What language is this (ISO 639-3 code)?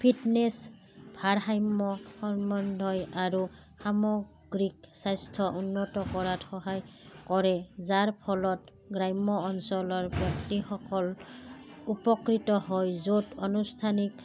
asm